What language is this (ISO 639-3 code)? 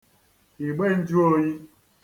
ibo